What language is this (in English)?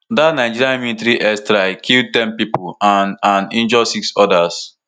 Nigerian Pidgin